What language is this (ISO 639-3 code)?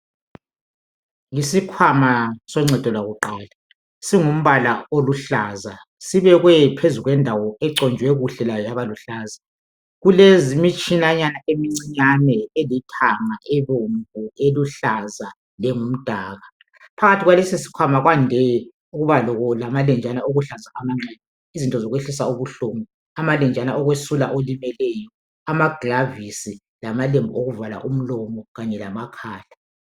nde